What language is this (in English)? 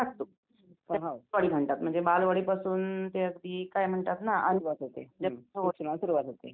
Marathi